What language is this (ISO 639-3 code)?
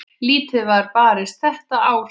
isl